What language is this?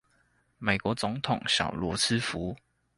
Chinese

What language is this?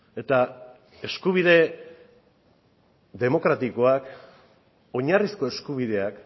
Basque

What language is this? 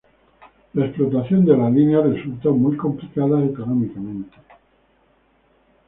Spanish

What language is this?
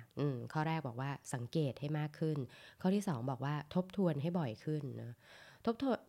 Thai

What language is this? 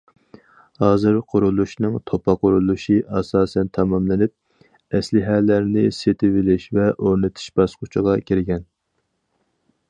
Uyghur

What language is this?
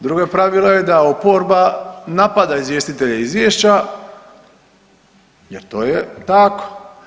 Croatian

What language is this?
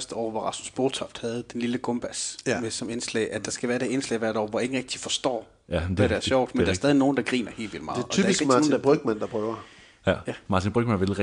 Danish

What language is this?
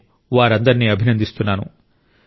Telugu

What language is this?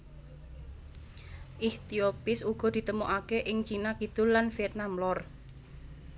Javanese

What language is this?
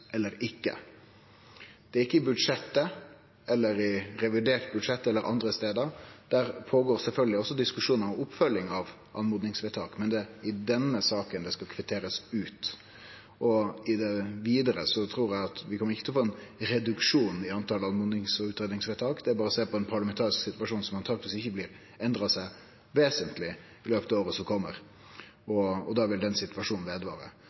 Norwegian Nynorsk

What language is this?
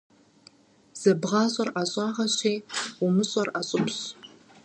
Kabardian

